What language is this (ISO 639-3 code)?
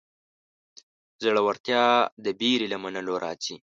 pus